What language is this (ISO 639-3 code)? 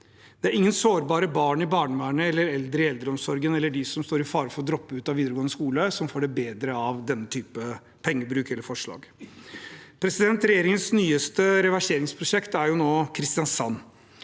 nor